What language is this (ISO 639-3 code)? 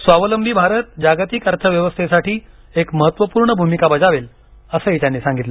mar